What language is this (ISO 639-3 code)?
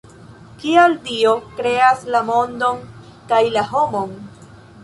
epo